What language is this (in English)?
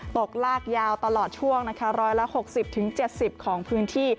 Thai